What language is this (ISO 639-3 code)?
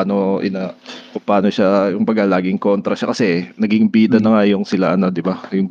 fil